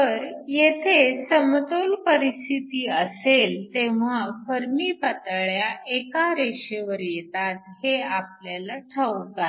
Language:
Marathi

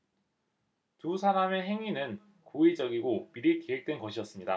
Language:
Korean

